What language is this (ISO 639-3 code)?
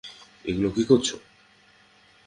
ben